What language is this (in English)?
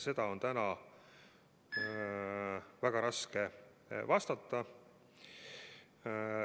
Estonian